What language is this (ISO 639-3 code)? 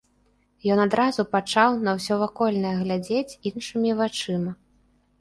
bel